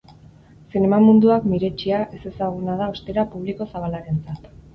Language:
Basque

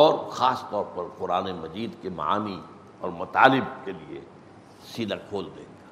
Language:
Urdu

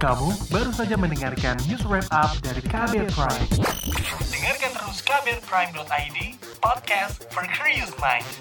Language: Indonesian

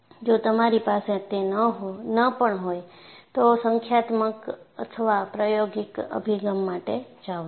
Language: Gujarati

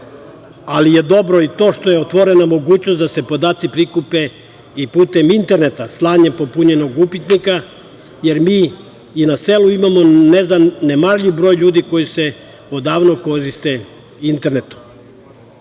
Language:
Serbian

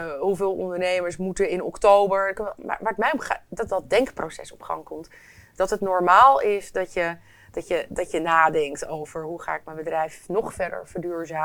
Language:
Dutch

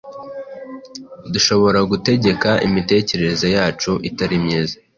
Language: Kinyarwanda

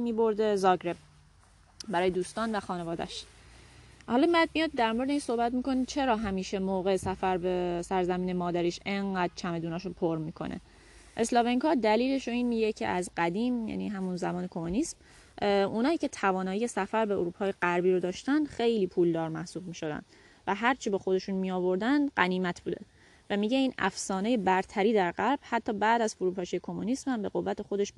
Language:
Persian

